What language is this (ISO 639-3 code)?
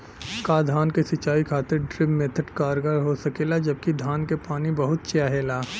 bho